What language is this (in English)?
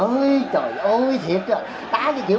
Vietnamese